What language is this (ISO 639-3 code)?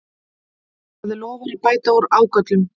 isl